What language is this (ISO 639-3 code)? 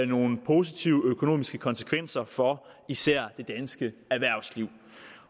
dan